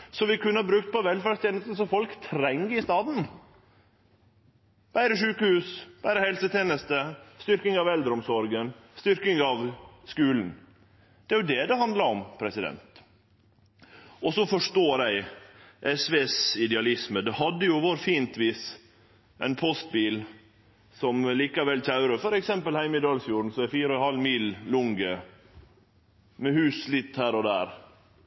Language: Norwegian Nynorsk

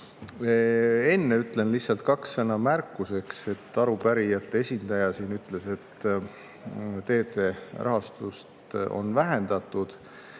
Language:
Estonian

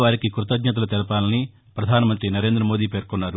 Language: Telugu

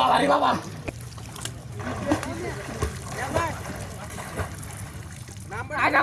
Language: Bangla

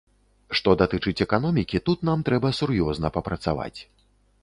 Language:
Belarusian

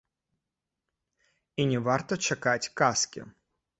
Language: Belarusian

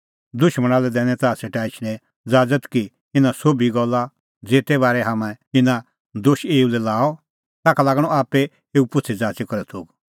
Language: Kullu Pahari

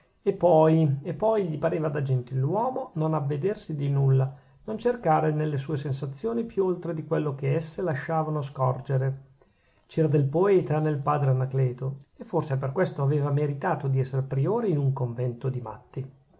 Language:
Italian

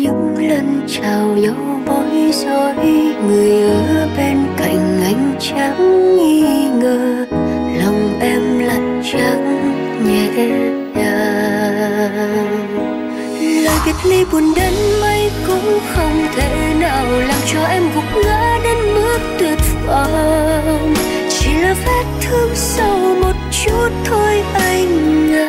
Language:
Vietnamese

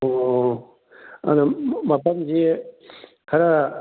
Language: Manipuri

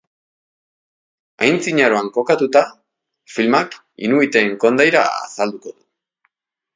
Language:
Basque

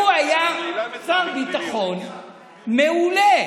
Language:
Hebrew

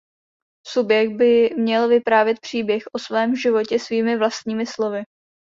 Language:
Czech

